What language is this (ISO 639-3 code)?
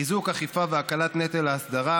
heb